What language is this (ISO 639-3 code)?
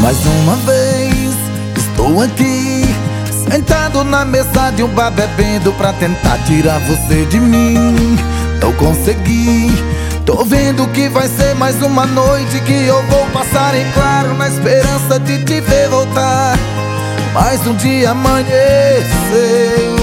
por